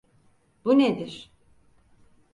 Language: Turkish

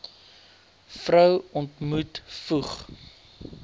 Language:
Afrikaans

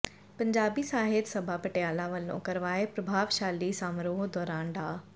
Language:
Punjabi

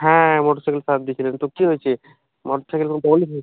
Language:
Bangla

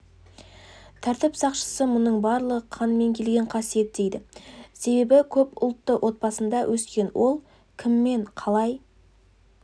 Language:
Kazakh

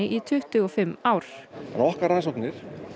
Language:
Icelandic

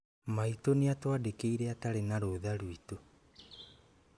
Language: Kikuyu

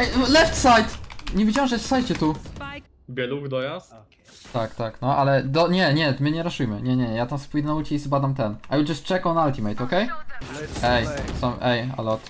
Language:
Polish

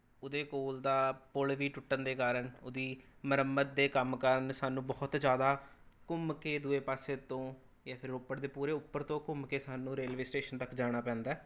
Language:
Punjabi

